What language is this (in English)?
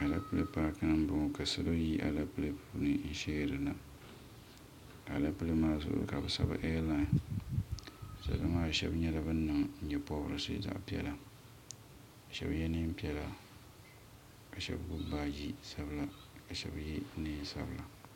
Dagbani